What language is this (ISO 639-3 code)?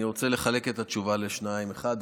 heb